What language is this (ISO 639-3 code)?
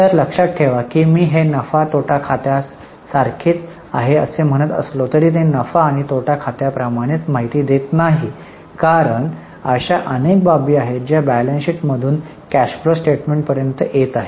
mar